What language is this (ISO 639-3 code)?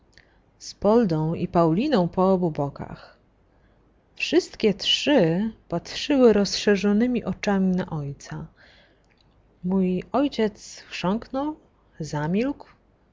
pol